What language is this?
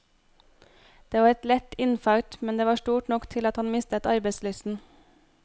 Norwegian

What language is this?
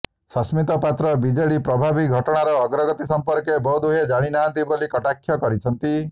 Odia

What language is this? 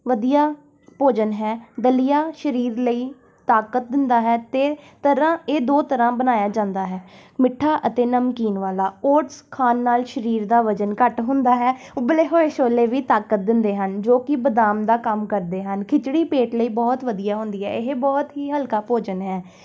Punjabi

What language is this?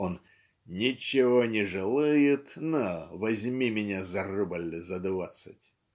Russian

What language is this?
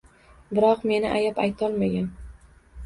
Uzbek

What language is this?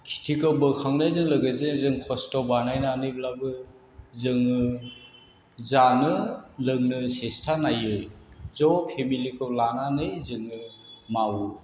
Bodo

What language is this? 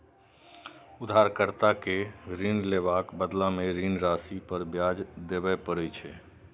Maithili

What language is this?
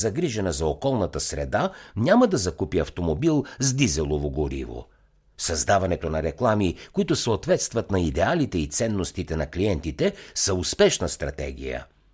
Bulgarian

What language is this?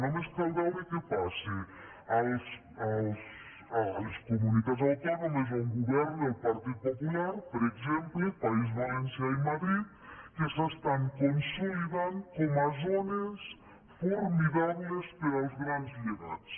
Catalan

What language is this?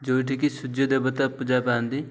Odia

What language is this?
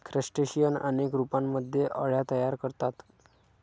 Marathi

